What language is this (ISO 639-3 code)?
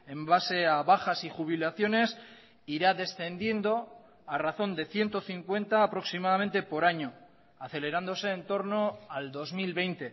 spa